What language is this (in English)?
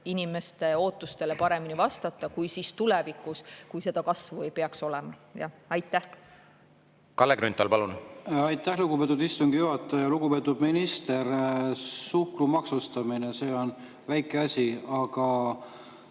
Estonian